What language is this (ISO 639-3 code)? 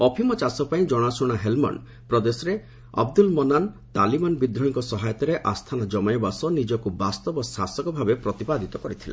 ori